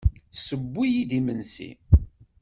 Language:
Kabyle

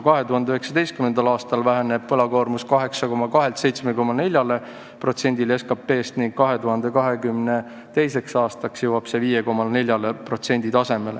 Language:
Estonian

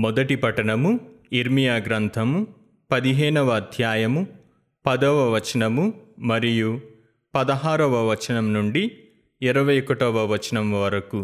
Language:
Telugu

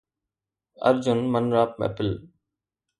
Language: Sindhi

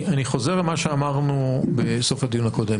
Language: Hebrew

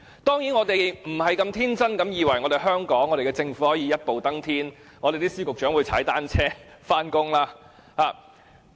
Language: Cantonese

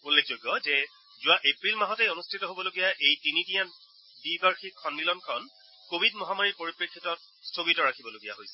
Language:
Assamese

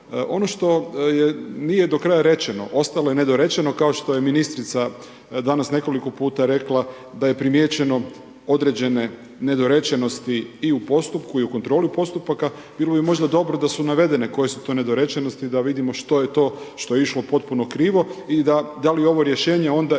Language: Croatian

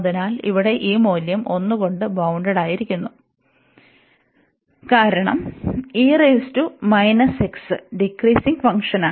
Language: Malayalam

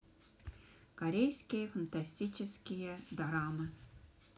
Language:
Russian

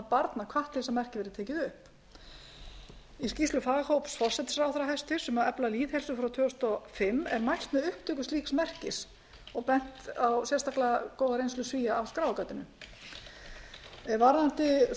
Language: Icelandic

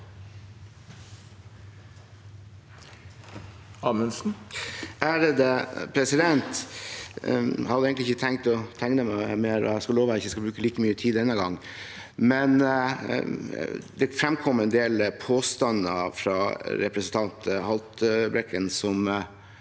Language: Norwegian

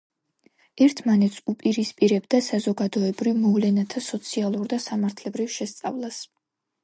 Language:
Georgian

